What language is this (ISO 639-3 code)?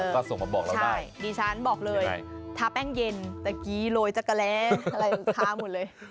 tha